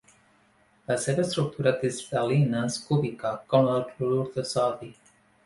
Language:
Catalan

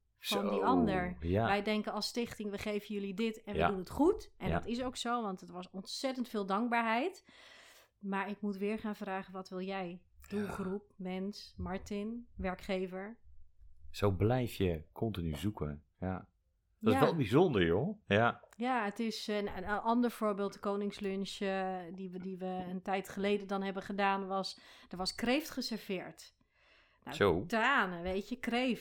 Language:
Dutch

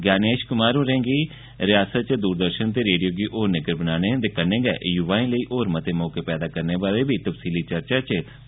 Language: Dogri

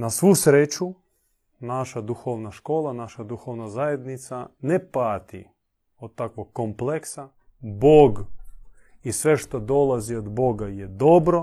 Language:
Croatian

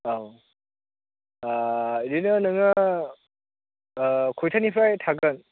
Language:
Bodo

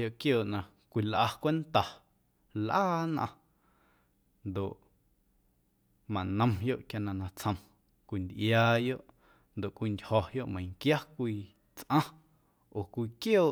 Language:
Guerrero Amuzgo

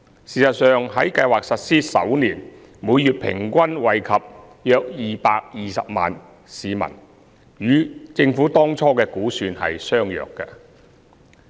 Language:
Cantonese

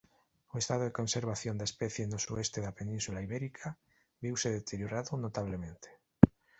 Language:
Galician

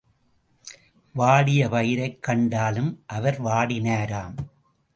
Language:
Tamil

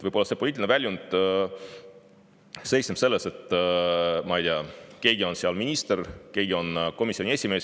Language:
Estonian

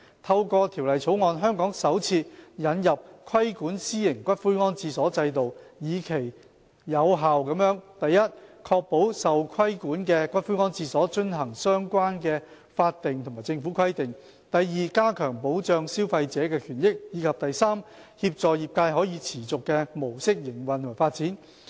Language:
Cantonese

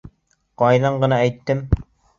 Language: Bashkir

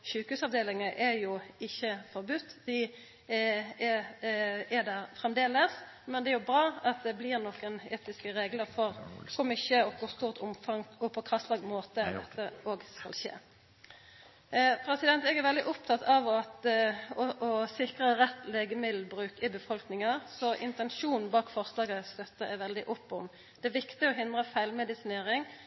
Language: Norwegian Nynorsk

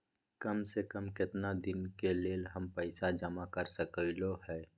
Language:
Maithili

